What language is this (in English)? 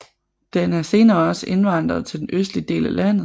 Danish